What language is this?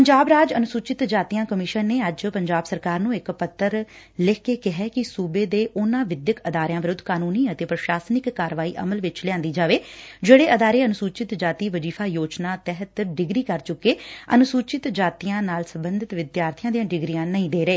Punjabi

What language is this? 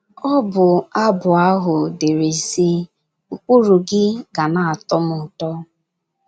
Igbo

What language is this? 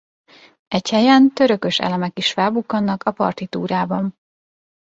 Hungarian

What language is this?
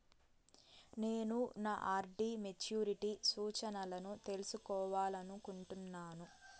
Telugu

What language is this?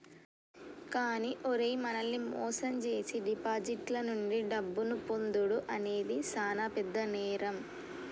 Telugu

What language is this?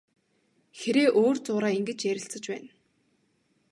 Mongolian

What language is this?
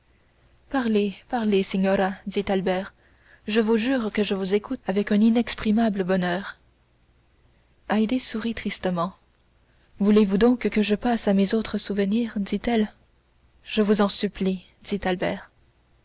French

